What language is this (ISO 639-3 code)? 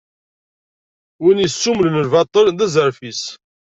kab